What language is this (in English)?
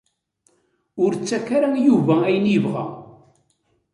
Kabyle